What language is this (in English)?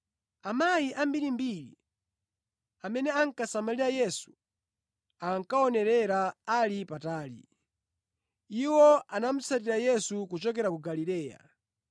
Nyanja